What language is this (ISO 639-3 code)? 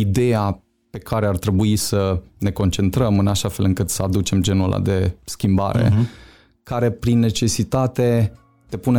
ron